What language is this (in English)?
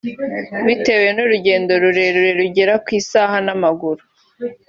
Kinyarwanda